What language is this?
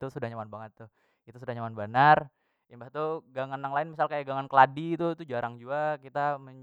Banjar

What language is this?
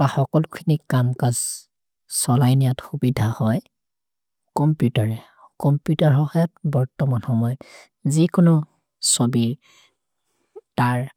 Maria (India)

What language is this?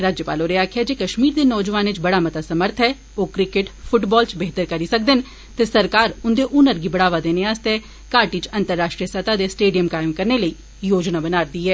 Dogri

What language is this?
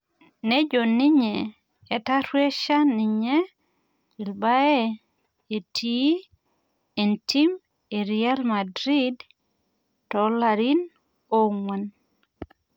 Masai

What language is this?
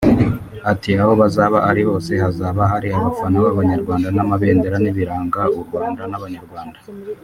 Kinyarwanda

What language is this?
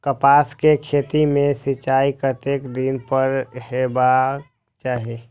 Maithili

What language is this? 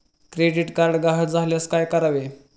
Marathi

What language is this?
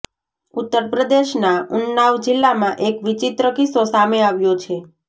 Gujarati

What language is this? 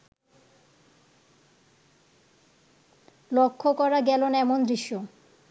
Bangla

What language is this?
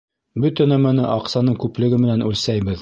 Bashkir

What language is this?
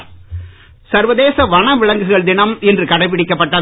Tamil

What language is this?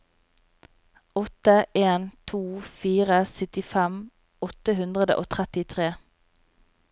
Norwegian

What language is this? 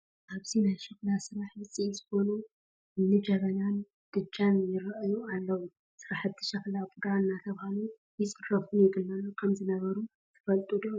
Tigrinya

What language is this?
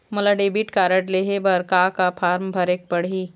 Chhattisgarhi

